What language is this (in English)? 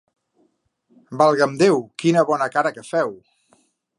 Catalan